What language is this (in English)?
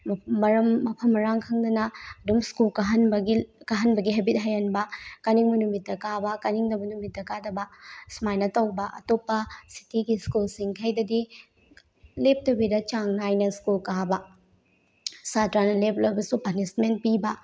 Manipuri